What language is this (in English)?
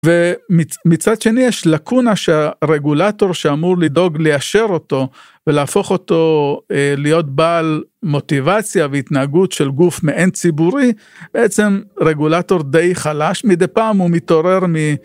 Hebrew